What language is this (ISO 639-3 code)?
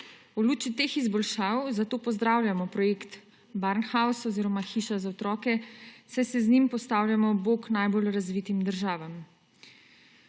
slv